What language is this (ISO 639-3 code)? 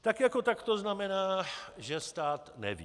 ces